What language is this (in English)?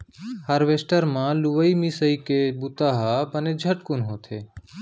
Chhattisgarhi